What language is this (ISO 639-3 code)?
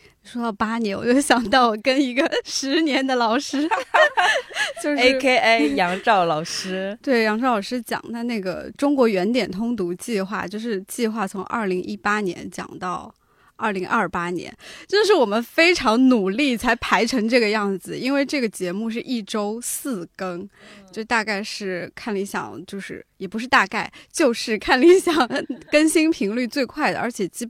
zho